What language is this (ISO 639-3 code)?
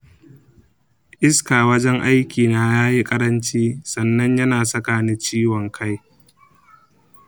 hau